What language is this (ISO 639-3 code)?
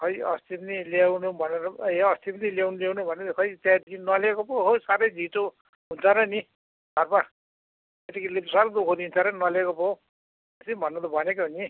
nep